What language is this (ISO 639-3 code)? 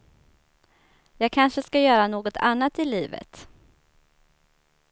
swe